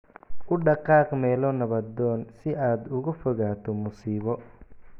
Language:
Somali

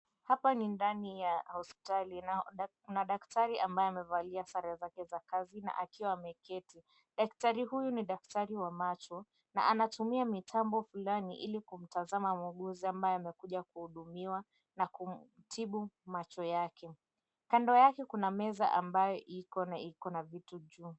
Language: Swahili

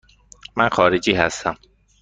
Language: Persian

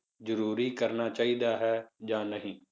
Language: Punjabi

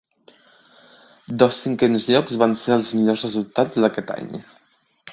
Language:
Catalan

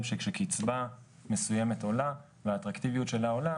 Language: Hebrew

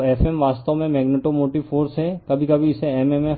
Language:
Hindi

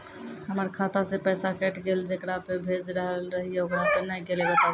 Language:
Maithili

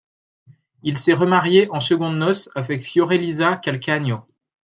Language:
French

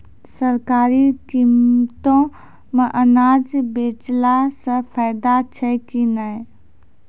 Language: Maithili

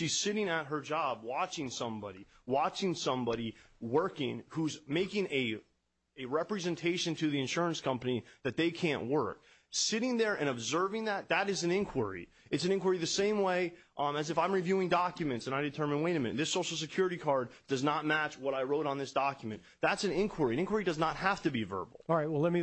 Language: English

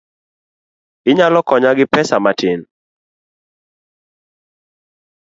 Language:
Luo (Kenya and Tanzania)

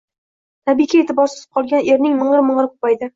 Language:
Uzbek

